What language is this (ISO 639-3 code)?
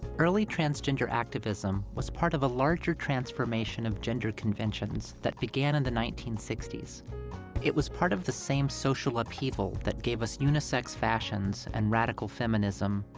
eng